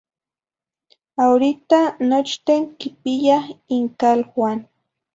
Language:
Zacatlán-Ahuacatlán-Tepetzintla Nahuatl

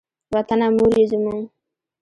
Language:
Pashto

